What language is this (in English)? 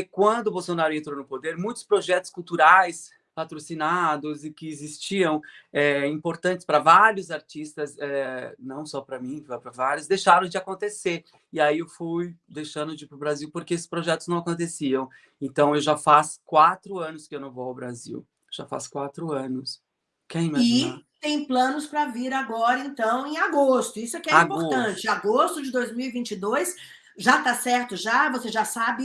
Portuguese